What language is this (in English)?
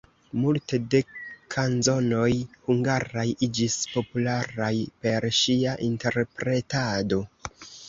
Esperanto